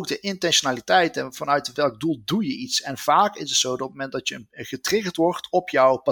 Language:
Dutch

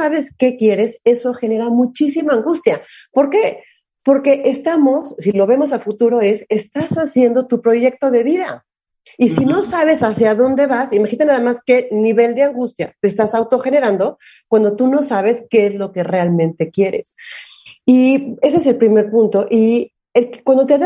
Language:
Spanish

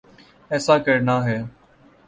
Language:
Urdu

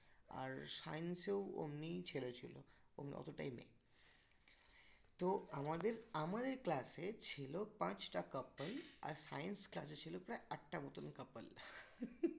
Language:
Bangla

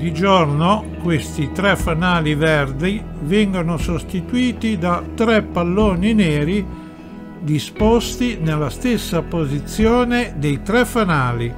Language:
Italian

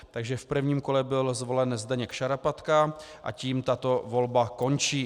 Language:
Czech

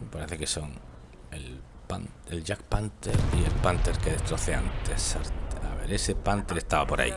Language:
Spanish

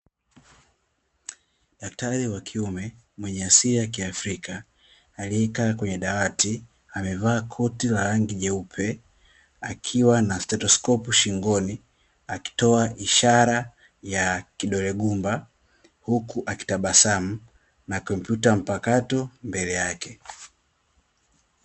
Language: Swahili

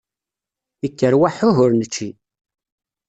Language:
Kabyle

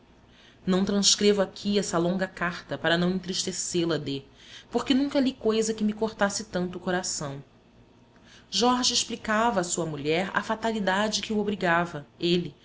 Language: Portuguese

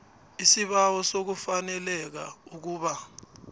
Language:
South Ndebele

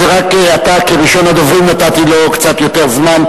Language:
Hebrew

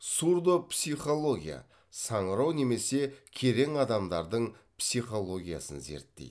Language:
Kazakh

